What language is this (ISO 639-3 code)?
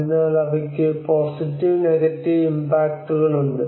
mal